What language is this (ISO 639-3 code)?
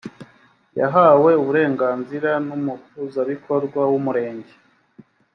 kin